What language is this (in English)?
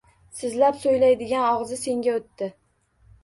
Uzbek